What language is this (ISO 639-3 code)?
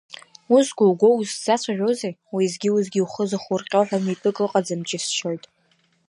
abk